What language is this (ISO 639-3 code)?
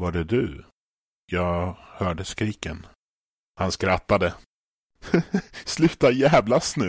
swe